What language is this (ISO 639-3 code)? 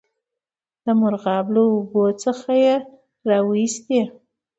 pus